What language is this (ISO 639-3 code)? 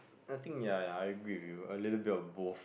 eng